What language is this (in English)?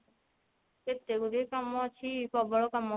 Odia